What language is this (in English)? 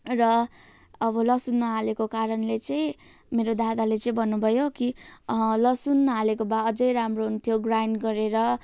Nepali